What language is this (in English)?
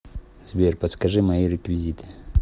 Russian